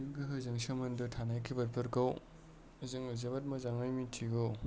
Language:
Bodo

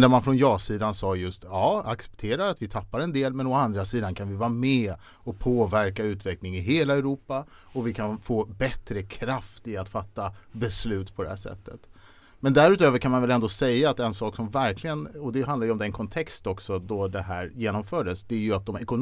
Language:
Swedish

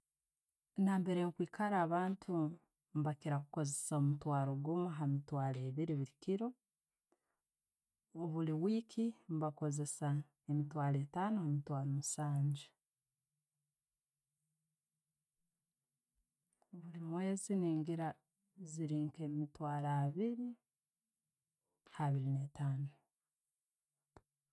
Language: Tooro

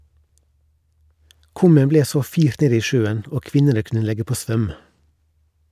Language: Norwegian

